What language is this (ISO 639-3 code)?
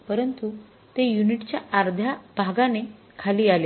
mar